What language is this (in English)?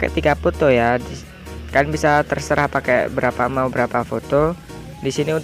Indonesian